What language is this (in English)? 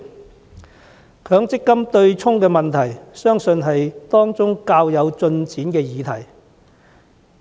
Cantonese